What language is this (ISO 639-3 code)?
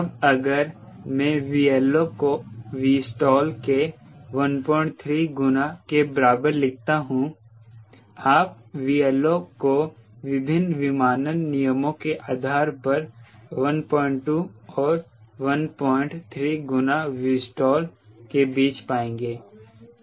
hin